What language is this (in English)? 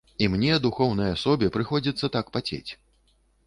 Belarusian